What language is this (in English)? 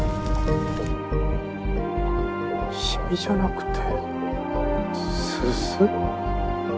Japanese